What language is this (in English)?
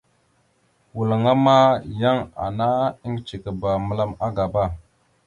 Mada (Cameroon)